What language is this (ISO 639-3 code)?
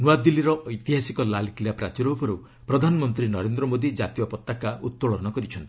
ori